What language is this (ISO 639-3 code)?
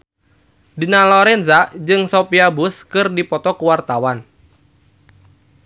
sun